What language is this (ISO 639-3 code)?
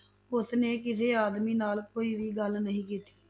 pan